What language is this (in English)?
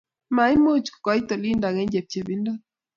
Kalenjin